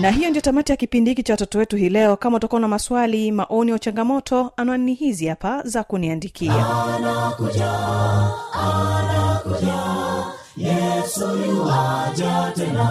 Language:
Swahili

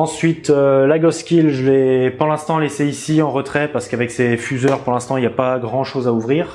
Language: French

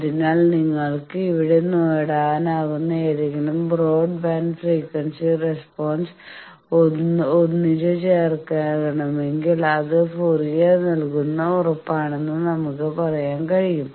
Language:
Malayalam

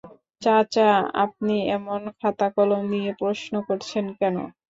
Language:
Bangla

